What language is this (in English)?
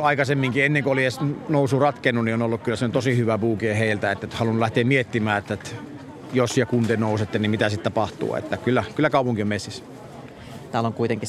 Finnish